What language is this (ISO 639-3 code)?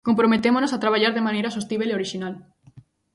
glg